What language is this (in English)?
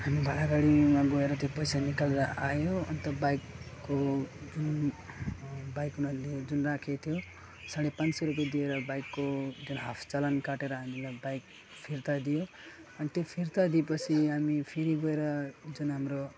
Nepali